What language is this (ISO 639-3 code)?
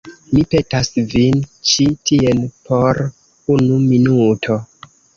epo